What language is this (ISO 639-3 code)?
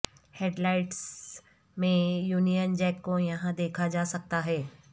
urd